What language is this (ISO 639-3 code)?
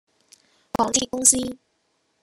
yue